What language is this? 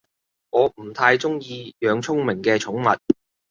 Cantonese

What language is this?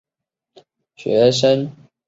Chinese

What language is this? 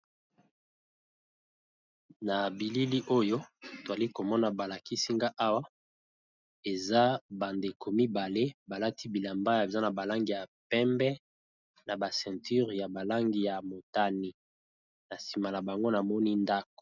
Lingala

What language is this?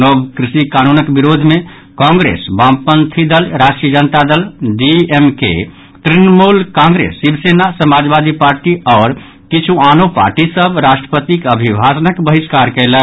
Maithili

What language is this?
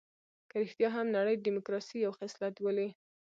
Pashto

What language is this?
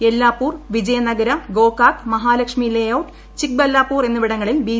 Malayalam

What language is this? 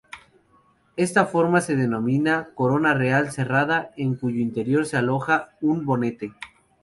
Spanish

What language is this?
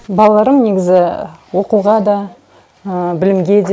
Kazakh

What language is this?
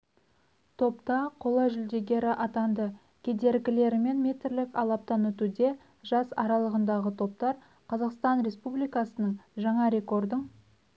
Kazakh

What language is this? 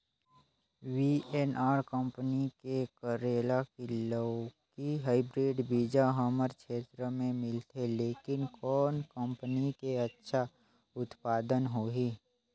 Chhattisgarhi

